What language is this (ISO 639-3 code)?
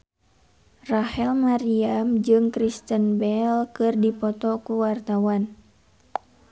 sun